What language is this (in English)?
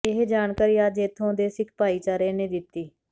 Punjabi